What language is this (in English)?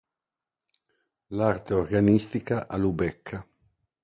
Italian